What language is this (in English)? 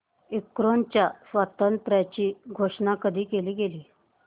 Marathi